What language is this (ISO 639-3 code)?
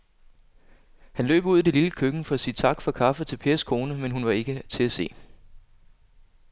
dan